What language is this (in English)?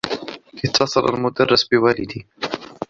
Arabic